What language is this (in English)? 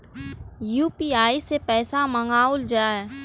Maithili